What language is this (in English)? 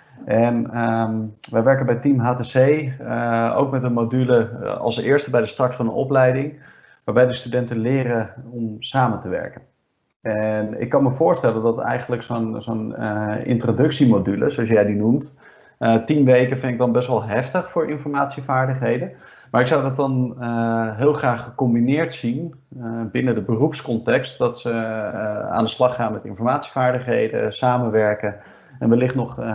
Dutch